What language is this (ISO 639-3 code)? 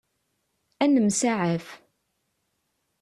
kab